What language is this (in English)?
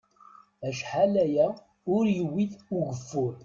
Kabyle